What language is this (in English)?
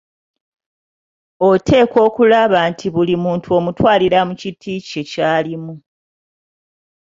Ganda